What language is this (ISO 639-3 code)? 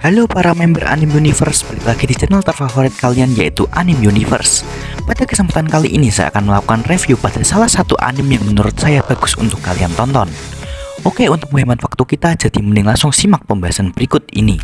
ind